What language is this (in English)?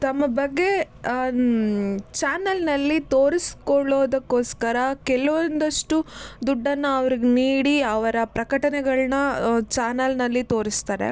Kannada